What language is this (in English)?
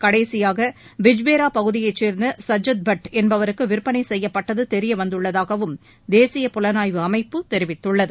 Tamil